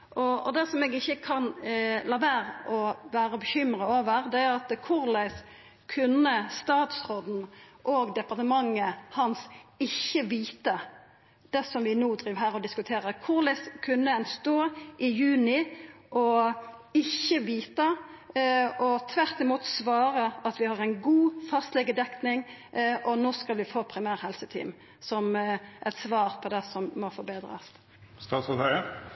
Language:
Norwegian Nynorsk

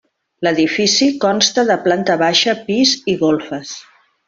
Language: Catalan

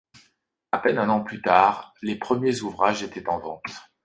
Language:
French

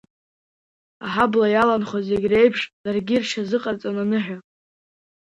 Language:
Abkhazian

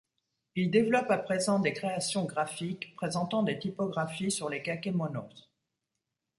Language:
French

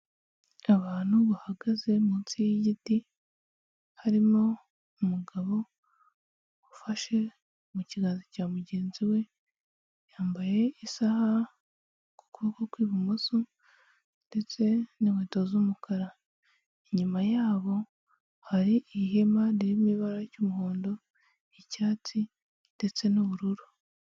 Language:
Kinyarwanda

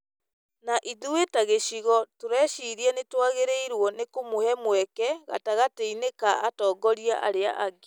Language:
Kikuyu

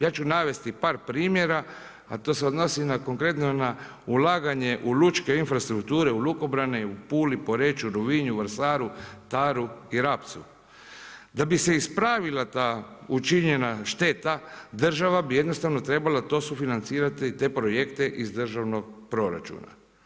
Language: Croatian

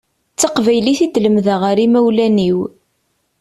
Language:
Kabyle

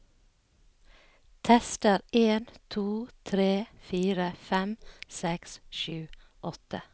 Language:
Norwegian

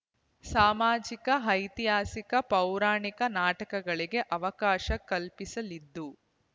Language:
Kannada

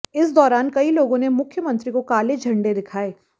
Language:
Hindi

